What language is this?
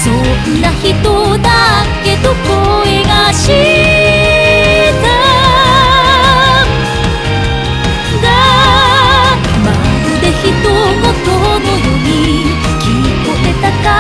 Polish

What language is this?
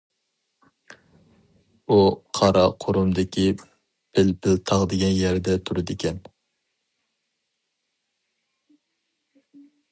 Uyghur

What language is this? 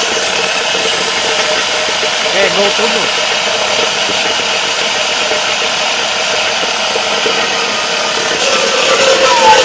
Bulgarian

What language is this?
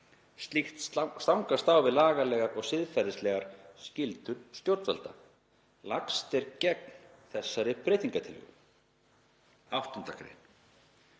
Icelandic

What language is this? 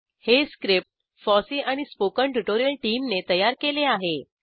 Marathi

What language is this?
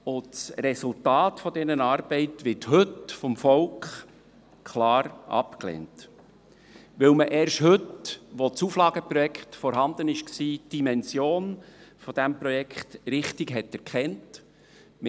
Swiss German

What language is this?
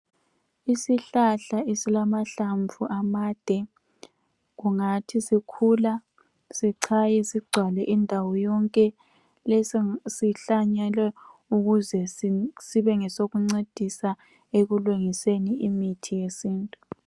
North Ndebele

